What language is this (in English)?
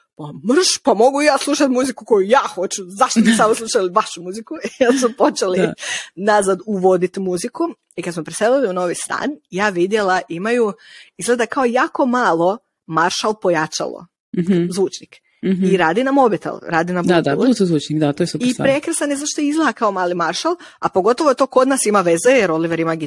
Croatian